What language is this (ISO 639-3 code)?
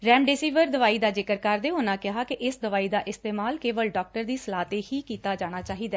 pan